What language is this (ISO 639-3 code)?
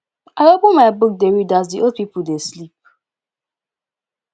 pcm